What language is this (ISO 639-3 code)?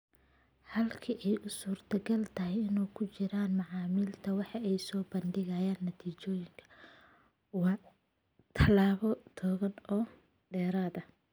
som